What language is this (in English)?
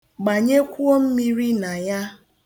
Igbo